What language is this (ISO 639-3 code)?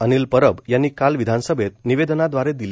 mar